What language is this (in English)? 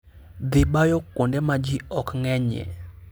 Luo (Kenya and Tanzania)